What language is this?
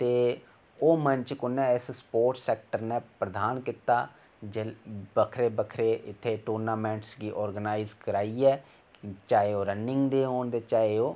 Dogri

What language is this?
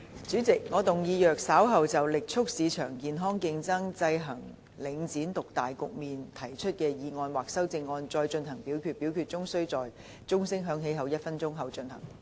Cantonese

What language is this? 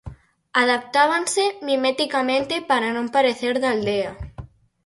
Galician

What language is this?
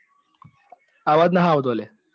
Gujarati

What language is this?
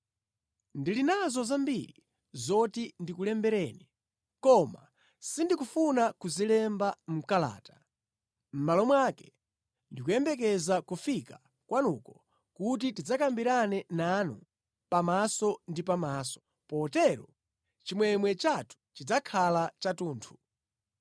Nyanja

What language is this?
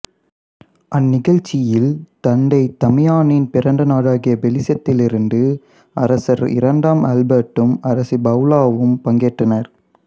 Tamil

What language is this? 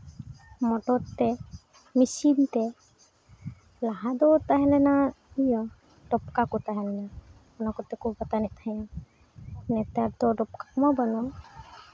Santali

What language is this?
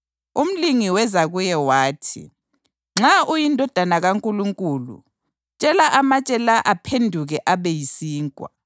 North Ndebele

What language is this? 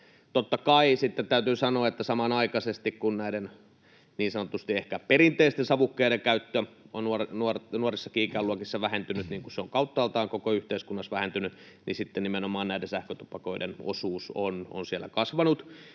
Finnish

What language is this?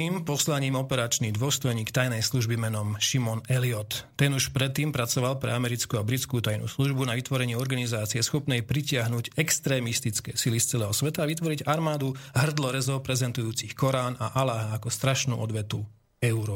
Slovak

